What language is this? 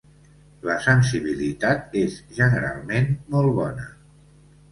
Catalan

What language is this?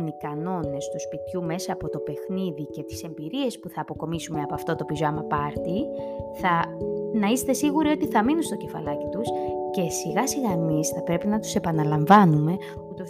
Greek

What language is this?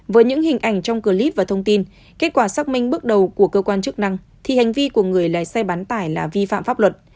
Vietnamese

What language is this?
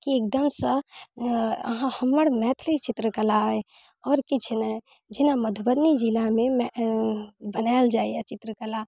Maithili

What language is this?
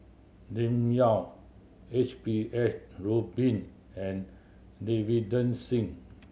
English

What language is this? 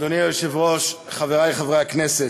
Hebrew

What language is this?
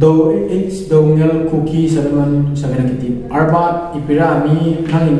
Indonesian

